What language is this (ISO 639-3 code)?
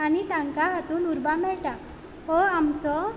kok